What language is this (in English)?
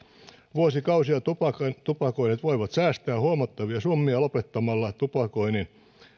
Finnish